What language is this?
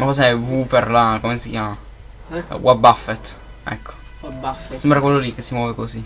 Italian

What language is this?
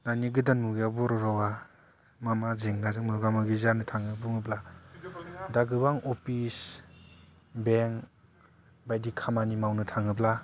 Bodo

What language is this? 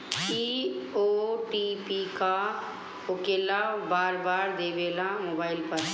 Bhojpuri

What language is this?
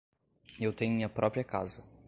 Portuguese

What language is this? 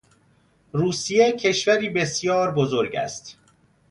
Persian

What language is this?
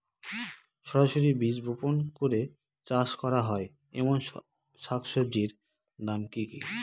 Bangla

